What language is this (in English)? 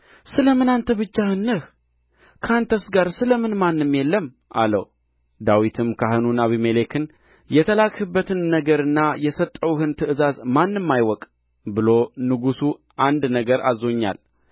Amharic